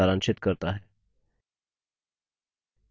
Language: Hindi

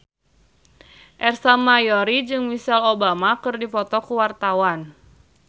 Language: Sundanese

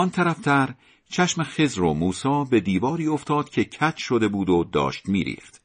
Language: Persian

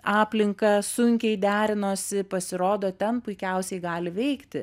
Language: Lithuanian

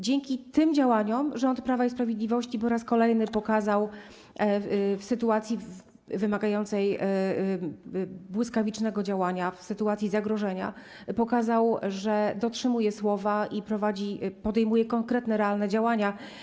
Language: Polish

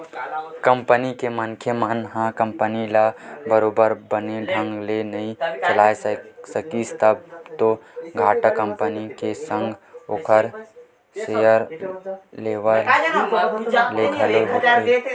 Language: Chhattisgarhi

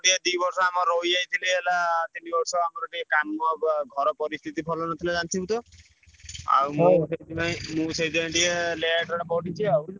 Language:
Odia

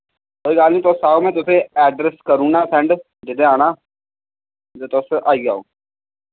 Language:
Dogri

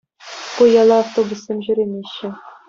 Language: Chuvash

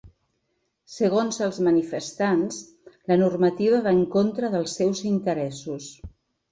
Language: Catalan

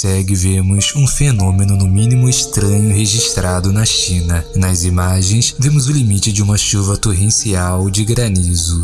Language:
Portuguese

